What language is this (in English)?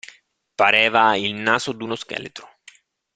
Italian